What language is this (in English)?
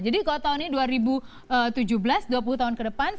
Indonesian